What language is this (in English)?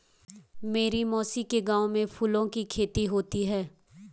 Hindi